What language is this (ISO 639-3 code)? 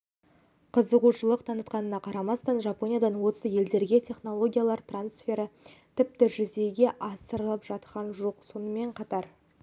kaz